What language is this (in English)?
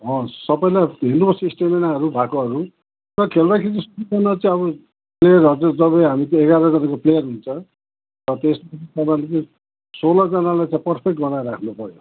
Nepali